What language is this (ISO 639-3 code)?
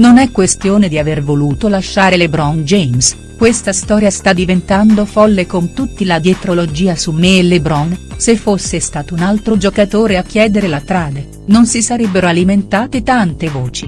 ita